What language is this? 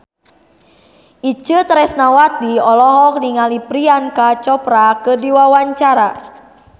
Sundanese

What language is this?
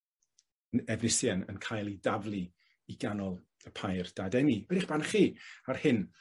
Welsh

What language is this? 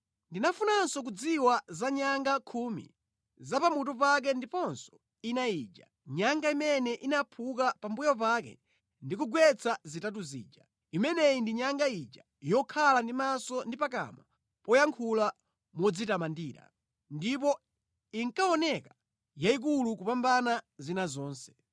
Nyanja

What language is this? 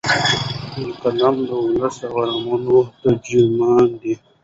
Pashto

